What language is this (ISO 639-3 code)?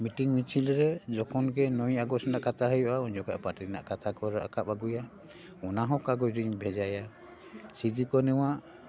sat